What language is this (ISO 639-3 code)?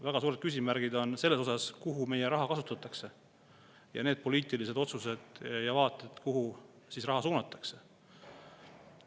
est